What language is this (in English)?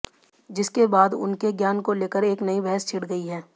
Hindi